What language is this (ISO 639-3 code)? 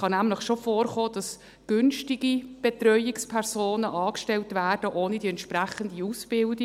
gsw